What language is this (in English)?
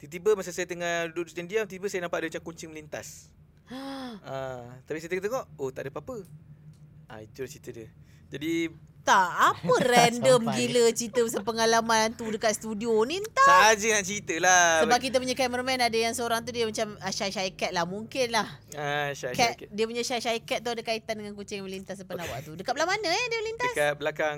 Malay